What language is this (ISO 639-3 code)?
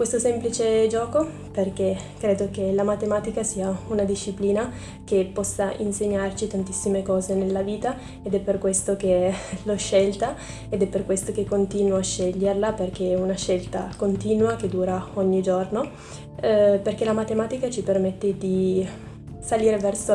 ita